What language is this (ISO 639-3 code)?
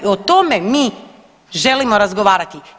hrv